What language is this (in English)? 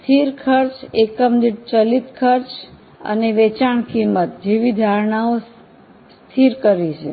Gujarati